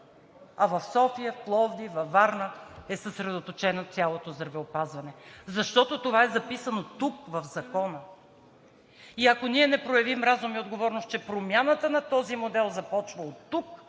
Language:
Bulgarian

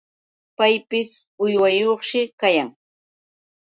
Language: Yauyos Quechua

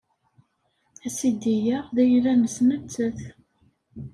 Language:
Kabyle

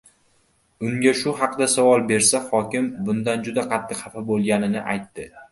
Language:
Uzbek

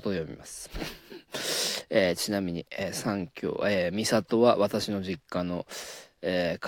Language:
Japanese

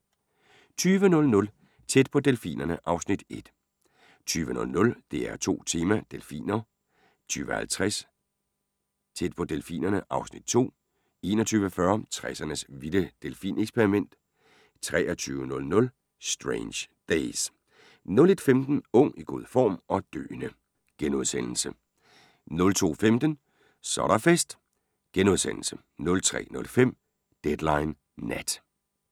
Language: Danish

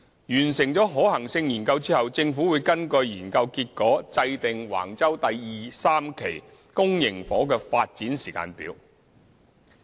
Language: Cantonese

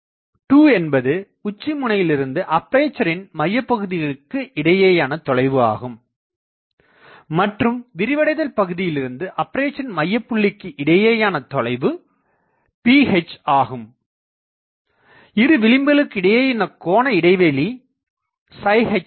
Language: Tamil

